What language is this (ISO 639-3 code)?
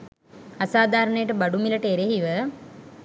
sin